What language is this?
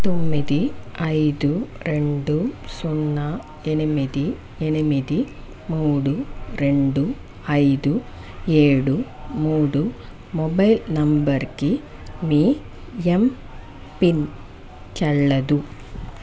Telugu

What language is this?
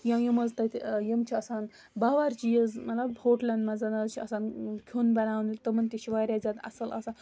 Kashmiri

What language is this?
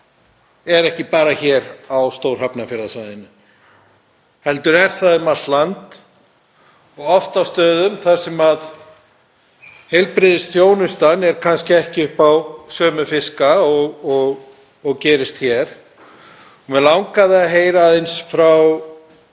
Icelandic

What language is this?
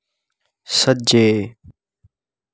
Dogri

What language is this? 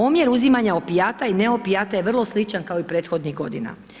Croatian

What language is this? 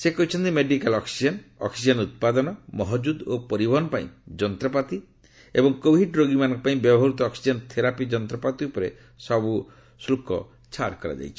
Odia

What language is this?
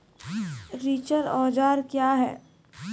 Maithili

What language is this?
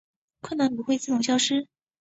Chinese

